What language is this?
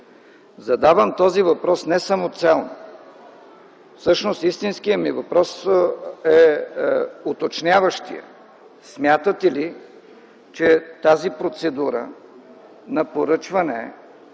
Bulgarian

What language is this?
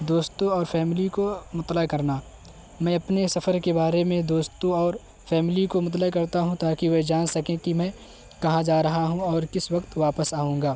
Urdu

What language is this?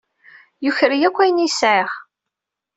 Kabyle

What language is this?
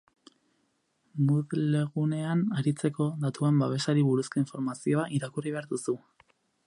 Basque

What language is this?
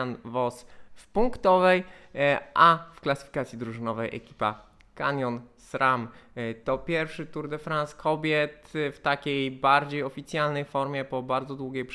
Polish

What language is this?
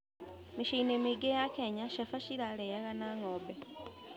Kikuyu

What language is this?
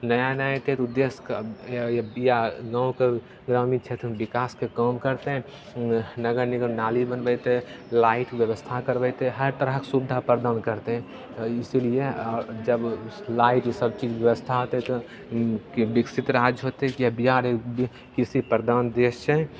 Maithili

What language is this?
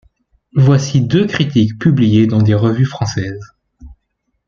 French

